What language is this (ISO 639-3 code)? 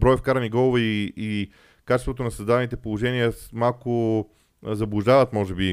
bul